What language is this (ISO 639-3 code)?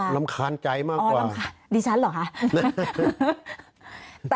tha